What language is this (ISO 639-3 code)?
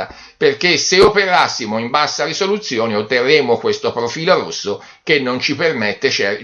ita